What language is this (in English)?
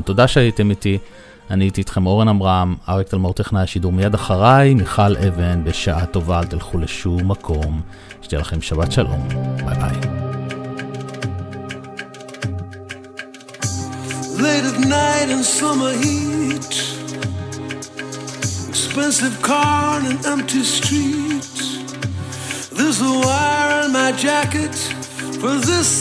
Hebrew